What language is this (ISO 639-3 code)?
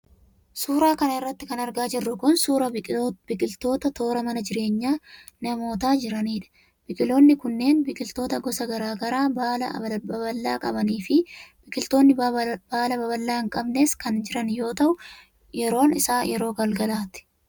orm